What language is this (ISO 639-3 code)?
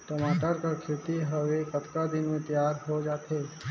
hne